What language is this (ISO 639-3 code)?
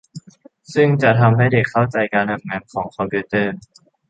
tha